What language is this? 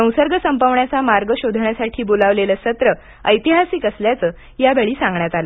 Marathi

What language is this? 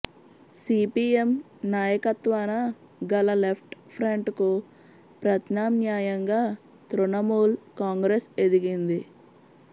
Telugu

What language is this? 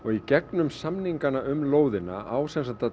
Icelandic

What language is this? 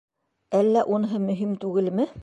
Bashkir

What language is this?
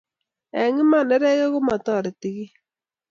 Kalenjin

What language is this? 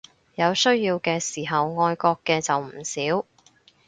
Cantonese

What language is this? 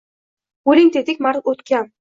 Uzbek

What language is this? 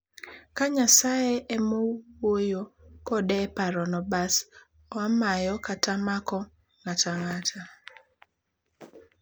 Luo (Kenya and Tanzania)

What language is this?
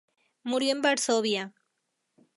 Spanish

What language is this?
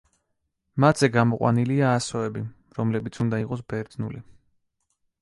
Georgian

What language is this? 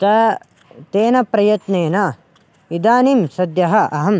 Sanskrit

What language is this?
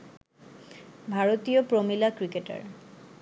Bangla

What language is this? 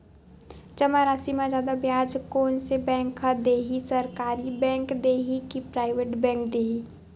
Chhattisgarhi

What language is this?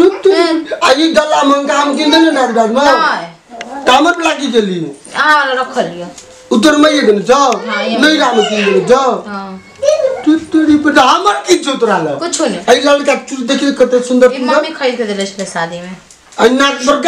Turkish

